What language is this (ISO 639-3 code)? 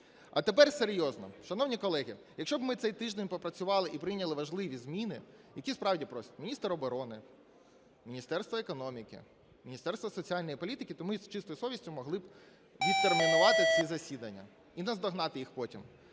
ukr